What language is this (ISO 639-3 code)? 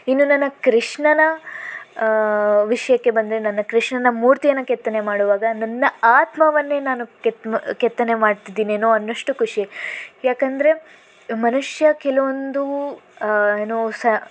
kan